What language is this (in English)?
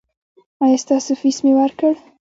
Pashto